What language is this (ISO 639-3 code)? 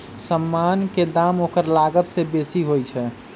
mag